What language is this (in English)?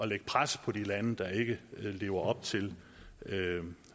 Danish